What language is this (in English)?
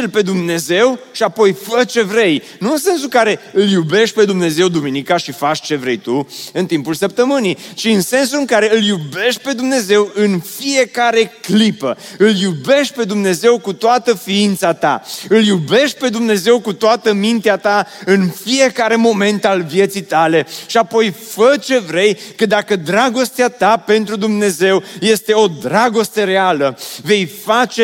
Romanian